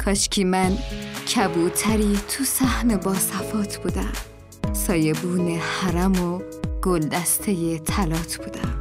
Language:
Persian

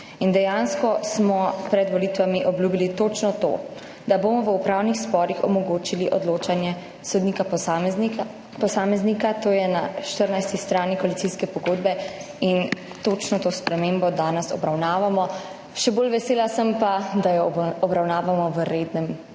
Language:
Slovenian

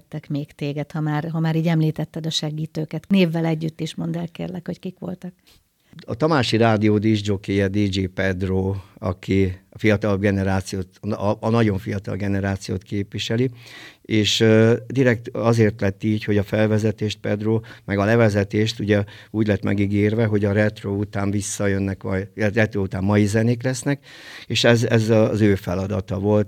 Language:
Hungarian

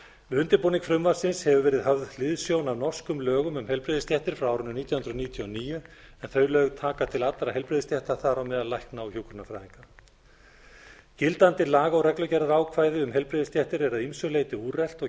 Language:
Icelandic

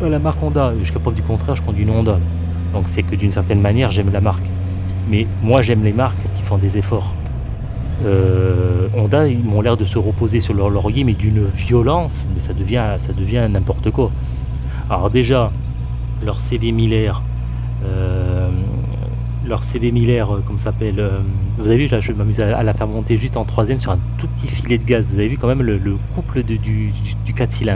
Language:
French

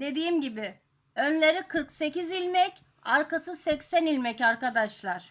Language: Turkish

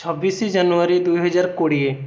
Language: Odia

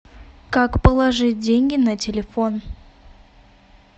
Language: Russian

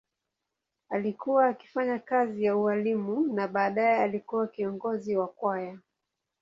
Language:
Swahili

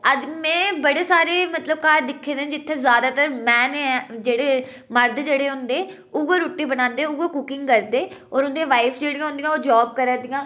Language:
Dogri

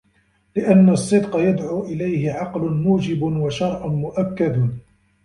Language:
Arabic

